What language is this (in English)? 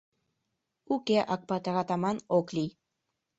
Mari